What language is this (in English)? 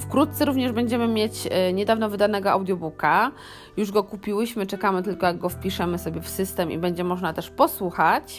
Polish